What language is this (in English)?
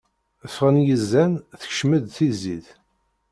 Kabyle